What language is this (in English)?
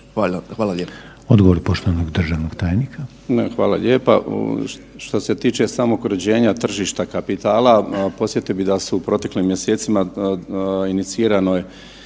Croatian